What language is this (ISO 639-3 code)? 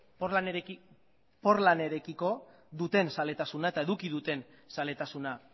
eus